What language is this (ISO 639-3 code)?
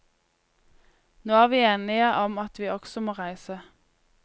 nor